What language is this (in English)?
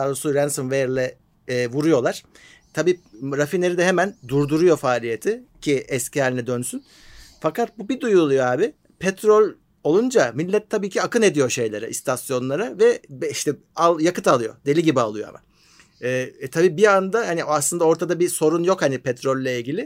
Turkish